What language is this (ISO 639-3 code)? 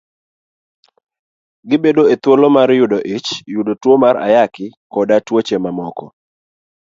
luo